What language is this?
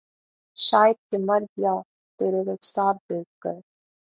Urdu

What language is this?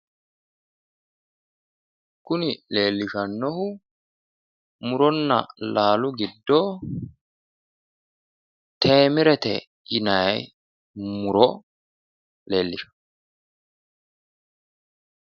Sidamo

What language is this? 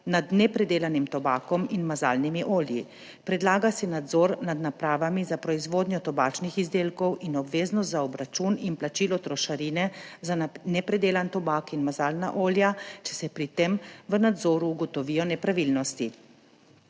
Slovenian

